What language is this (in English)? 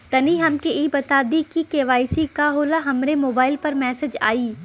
Bhojpuri